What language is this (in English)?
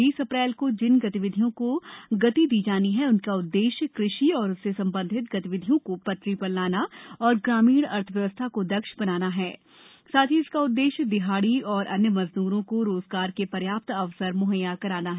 Hindi